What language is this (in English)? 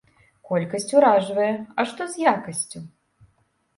Belarusian